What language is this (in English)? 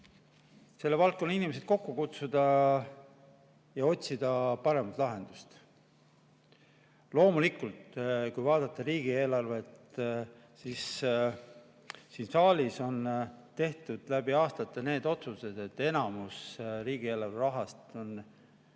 Estonian